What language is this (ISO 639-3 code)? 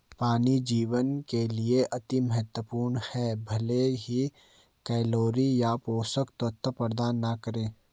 hin